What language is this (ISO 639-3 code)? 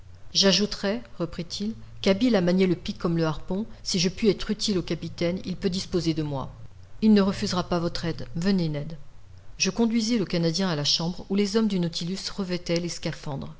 fra